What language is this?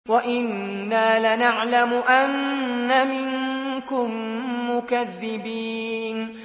Arabic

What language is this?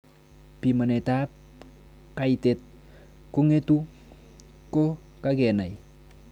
Kalenjin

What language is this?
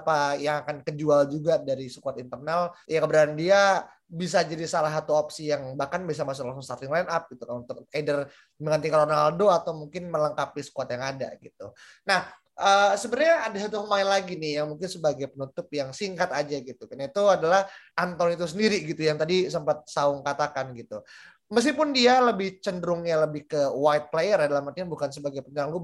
Indonesian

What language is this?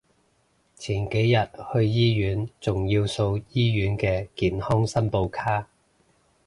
Cantonese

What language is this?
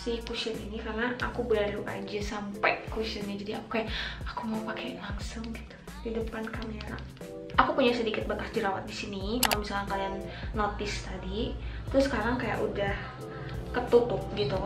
Indonesian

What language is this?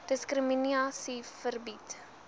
Afrikaans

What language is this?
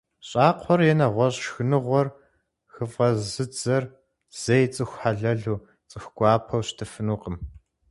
Kabardian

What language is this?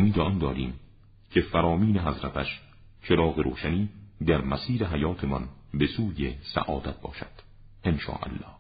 Persian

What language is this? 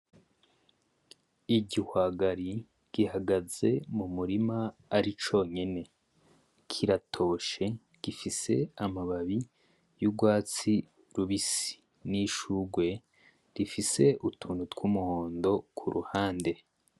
Rundi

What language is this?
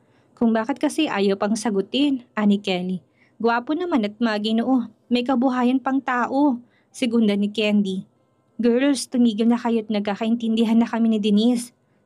Filipino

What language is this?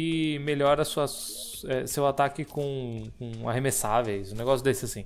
Portuguese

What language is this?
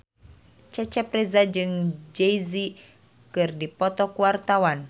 Sundanese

